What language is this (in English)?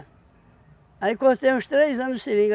Portuguese